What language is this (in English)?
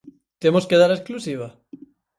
Galician